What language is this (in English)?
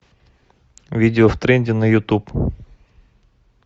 Russian